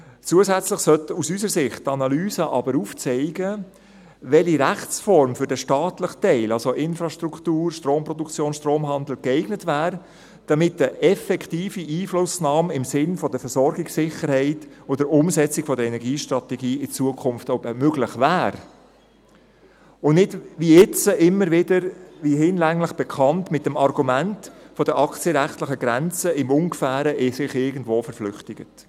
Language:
Swiss German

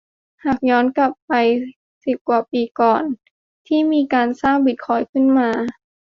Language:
Thai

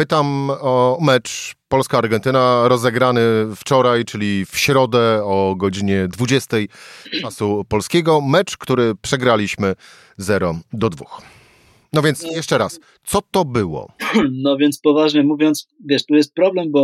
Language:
Polish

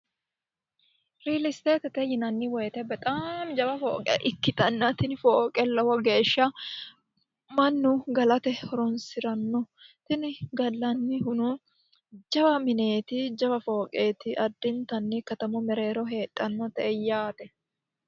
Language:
Sidamo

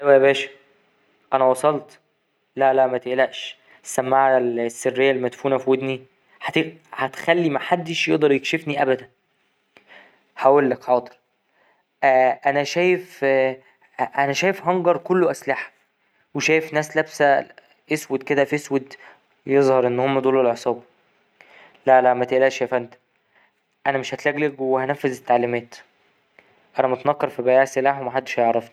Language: Egyptian Arabic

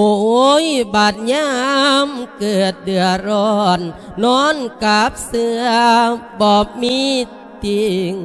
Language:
Thai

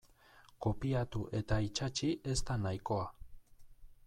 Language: Basque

